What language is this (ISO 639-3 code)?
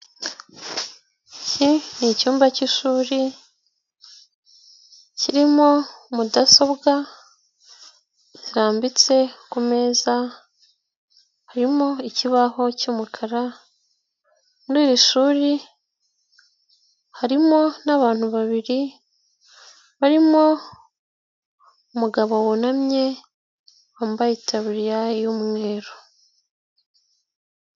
kin